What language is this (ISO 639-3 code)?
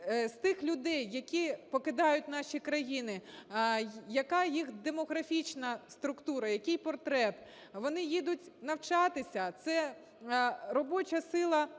ukr